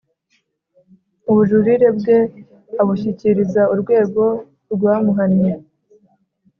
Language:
Kinyarwanda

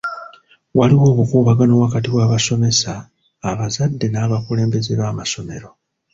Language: Ganda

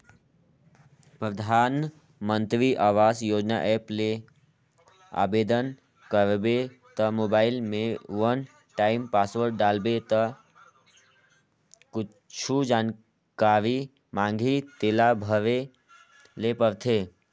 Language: Chhattisgarhi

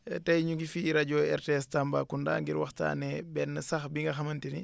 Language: Wolof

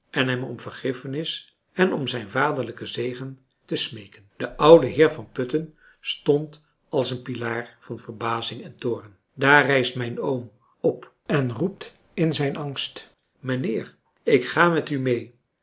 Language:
Dutch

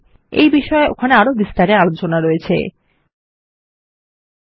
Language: Bangla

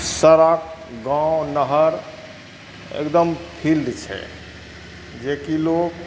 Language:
Maithili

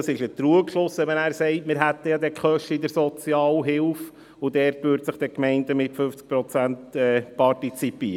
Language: Swiss German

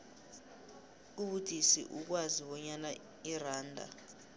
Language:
South Ndebele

